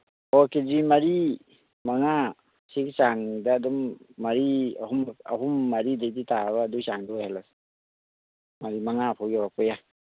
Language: Manipuri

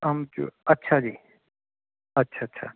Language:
Punjabi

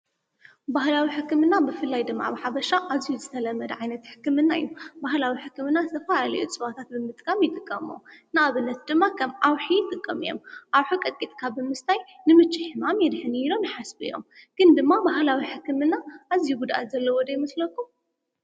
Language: Tigrinya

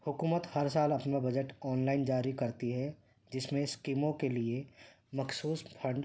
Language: Urdu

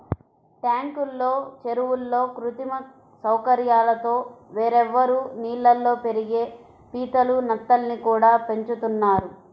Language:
Telugu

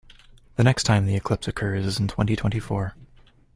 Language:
English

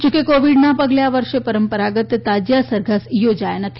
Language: Gujarati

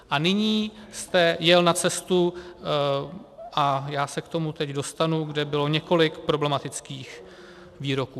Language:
Czech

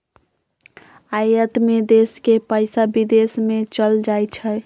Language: Magahi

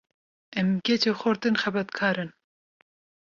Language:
Kurdish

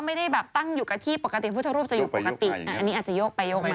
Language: Thai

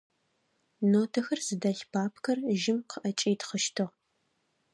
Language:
Adyghe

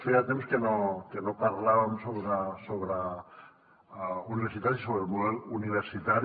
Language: Catalan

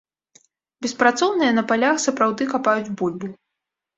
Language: Belarusian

